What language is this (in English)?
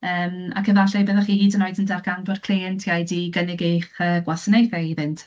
Welsh